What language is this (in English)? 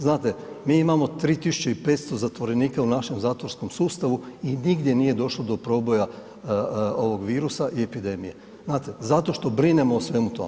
Croatian